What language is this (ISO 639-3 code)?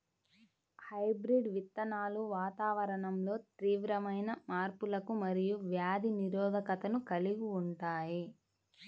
tel